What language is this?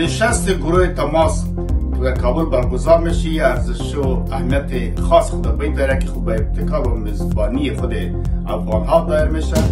Persian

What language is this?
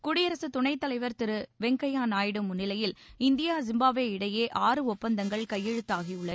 Tamil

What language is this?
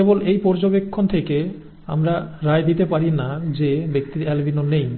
Bangla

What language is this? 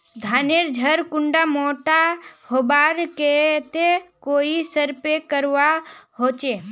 Magahi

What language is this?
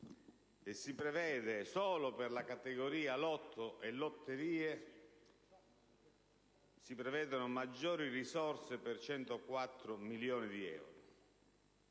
Italian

